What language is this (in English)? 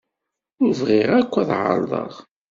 Kabyle